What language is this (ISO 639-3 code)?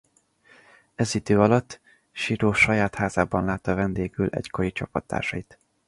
hun